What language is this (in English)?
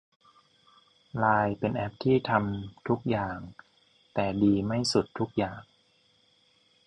Thai